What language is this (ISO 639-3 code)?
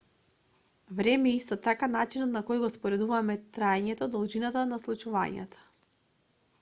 mkd